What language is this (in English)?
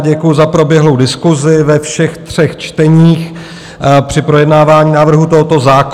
Czech